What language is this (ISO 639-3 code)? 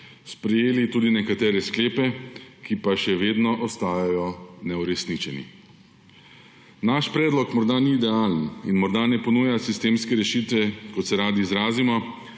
slv